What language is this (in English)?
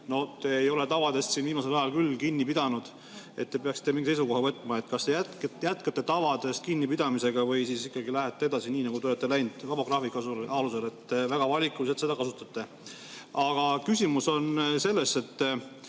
Estonian